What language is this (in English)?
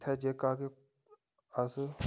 Dogri